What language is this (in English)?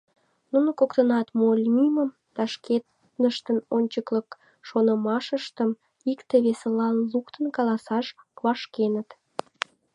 Mari